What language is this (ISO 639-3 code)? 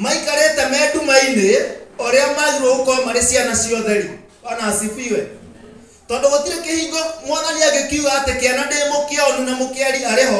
ind